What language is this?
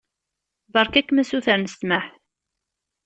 Kabyle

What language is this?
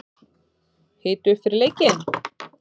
Icelandic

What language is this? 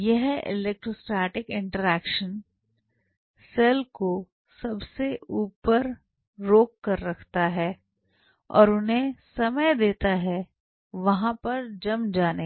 Hindi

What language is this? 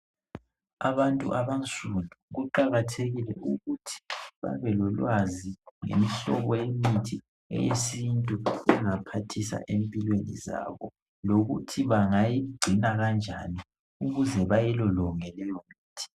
North Ndebele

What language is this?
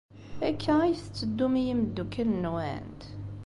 Kabyle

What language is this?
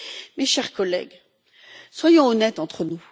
French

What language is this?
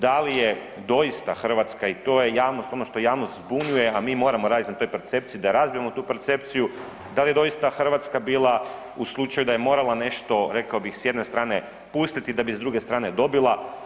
Croatian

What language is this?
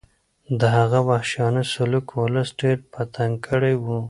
Pashto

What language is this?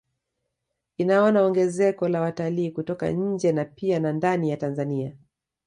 Swahili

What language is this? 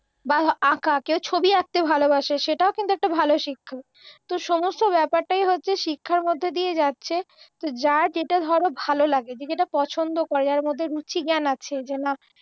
Bangla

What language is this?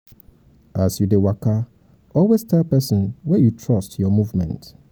Nigerian Pidgin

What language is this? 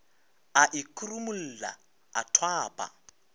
Northern Sotho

